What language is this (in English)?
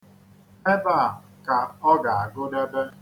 Igbo